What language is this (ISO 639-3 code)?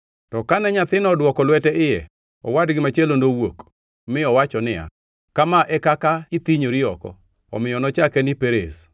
luo